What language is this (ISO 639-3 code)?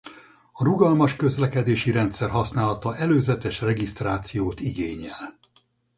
hun